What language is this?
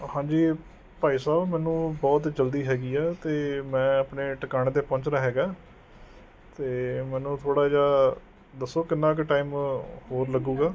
Punjabi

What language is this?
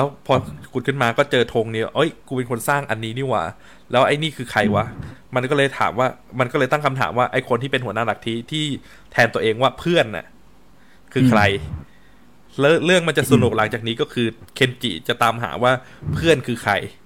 Thai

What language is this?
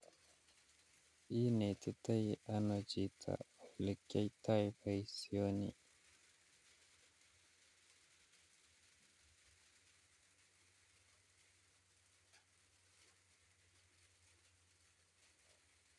Kalenjin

